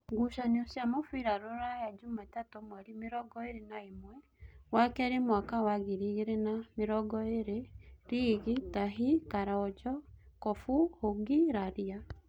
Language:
Kikuyu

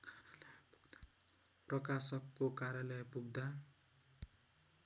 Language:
Nepali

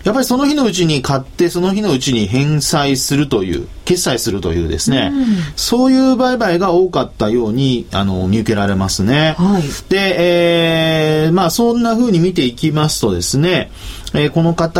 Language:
Japanese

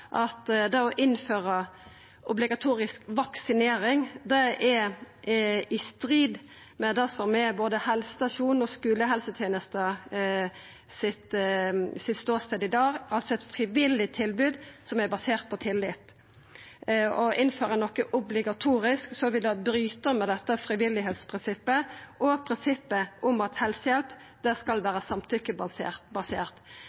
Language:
Norwegian Nynorsk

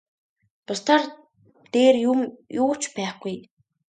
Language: Mongolian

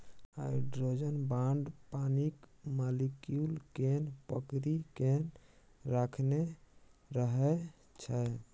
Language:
Maithili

